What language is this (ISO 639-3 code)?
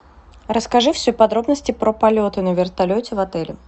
rus